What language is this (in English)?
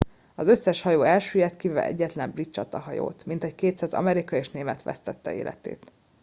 Hungarian